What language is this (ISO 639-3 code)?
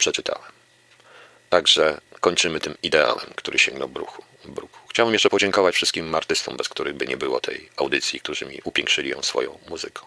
pol